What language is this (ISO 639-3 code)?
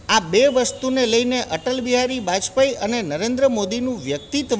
guj